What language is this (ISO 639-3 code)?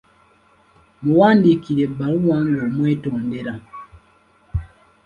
lug